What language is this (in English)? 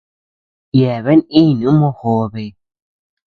Tepeuxila Cuicatec